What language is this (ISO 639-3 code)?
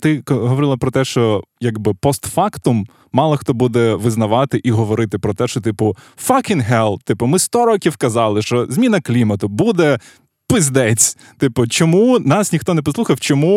ukr